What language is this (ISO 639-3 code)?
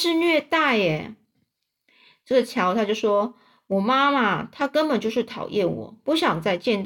zho